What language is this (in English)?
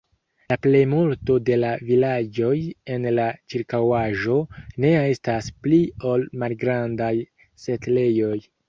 Esperanto